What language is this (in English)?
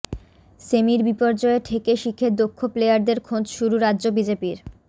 Bangla